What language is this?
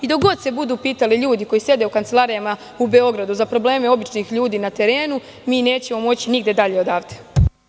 Serbian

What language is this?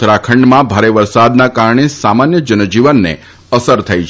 Gujarati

